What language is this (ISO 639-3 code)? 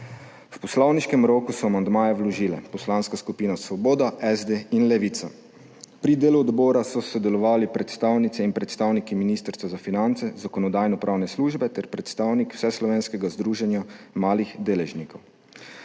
slv